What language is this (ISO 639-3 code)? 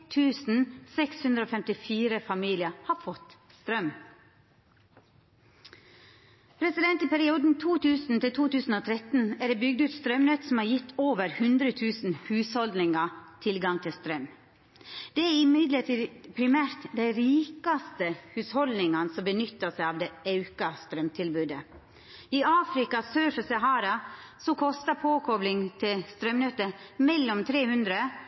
nno